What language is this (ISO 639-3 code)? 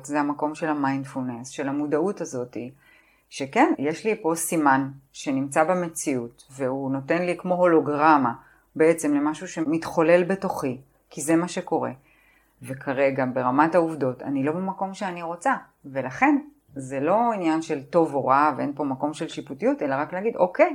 heb